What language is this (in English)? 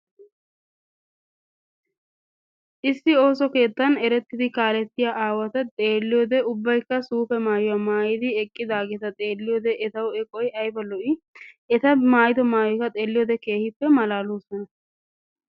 Wolaytta